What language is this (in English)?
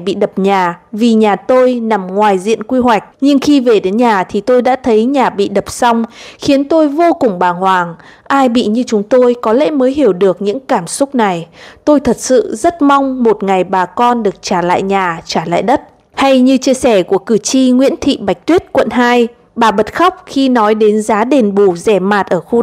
Vietnamese